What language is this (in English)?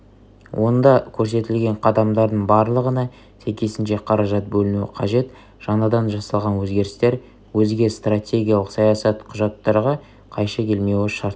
Kazakh